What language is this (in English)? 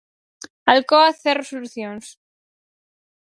Galician